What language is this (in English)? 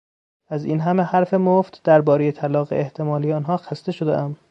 Persian